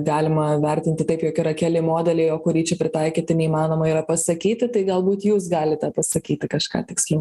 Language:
Lithuanian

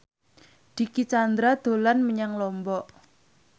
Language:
Javanese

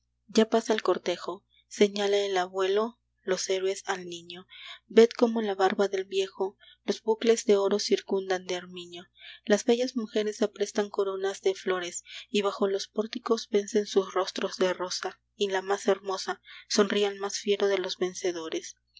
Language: Spanish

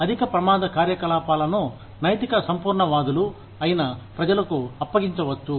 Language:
Telugu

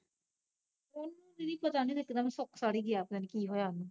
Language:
Punjabi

